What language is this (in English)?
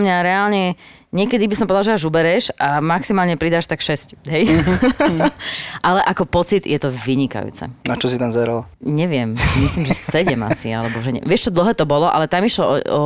Slovak